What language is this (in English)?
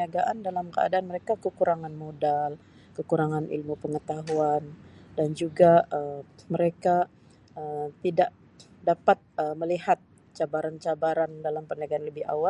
Sabah Malay